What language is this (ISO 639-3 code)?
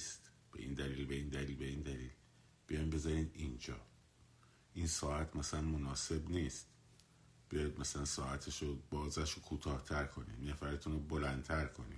fas